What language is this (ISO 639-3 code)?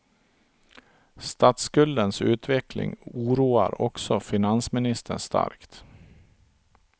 swe